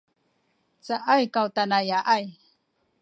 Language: Sakizaya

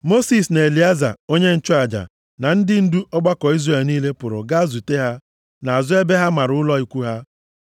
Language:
Igbo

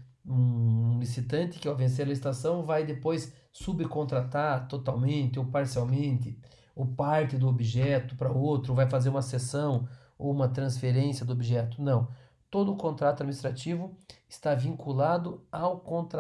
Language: Portuguese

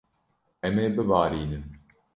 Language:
Kurdish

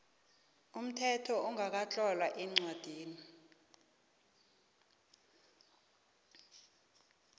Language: South Ndebele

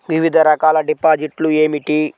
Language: Telugu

